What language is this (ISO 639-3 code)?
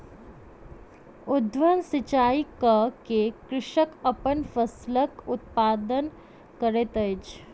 mai